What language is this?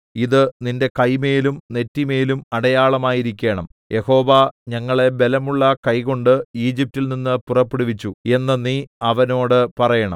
Malayalam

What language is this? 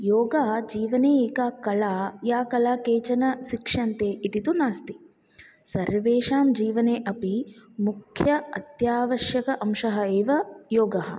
Sanskrit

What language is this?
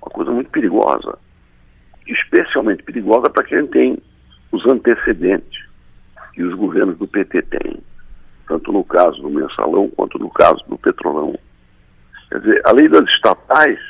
Portuguese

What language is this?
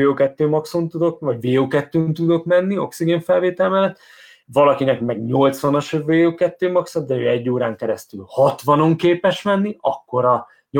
Hungarian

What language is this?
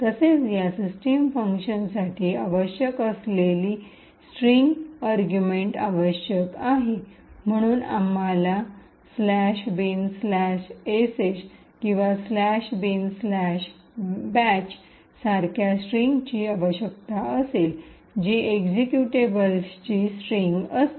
Marathi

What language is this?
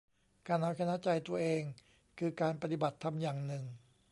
Thai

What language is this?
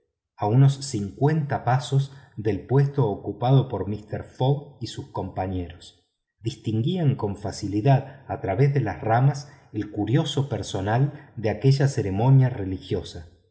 Spanish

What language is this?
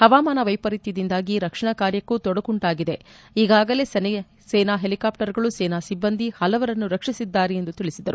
Kannada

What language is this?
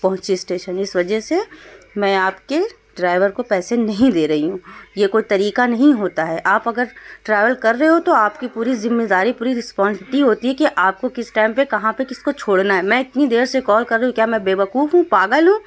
Urdu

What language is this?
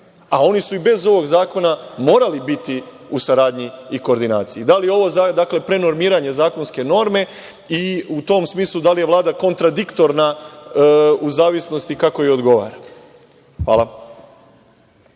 Serbian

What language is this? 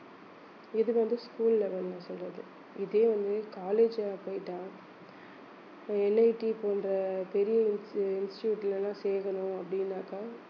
Tamil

